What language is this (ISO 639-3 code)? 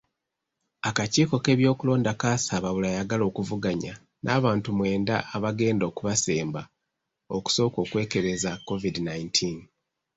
lug